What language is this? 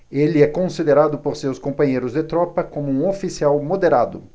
Portuguese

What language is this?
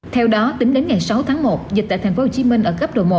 Vietnamese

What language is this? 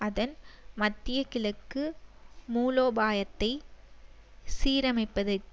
Tamil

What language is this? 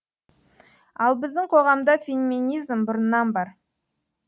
Kazakh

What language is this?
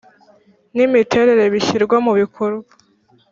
Kinyarwanda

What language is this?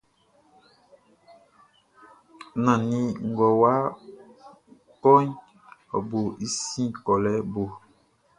Baoulé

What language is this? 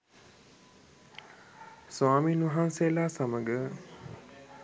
Sinhala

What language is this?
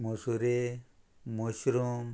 Konkani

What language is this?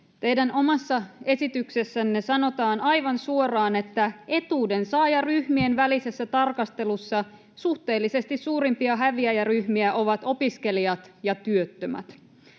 Finnish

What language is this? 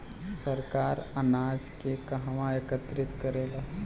Bhojpuri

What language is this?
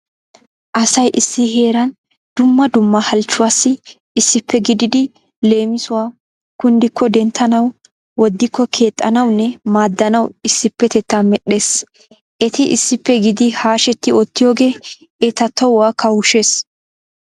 Wolaytta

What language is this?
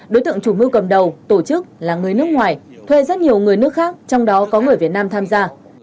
Vietnamese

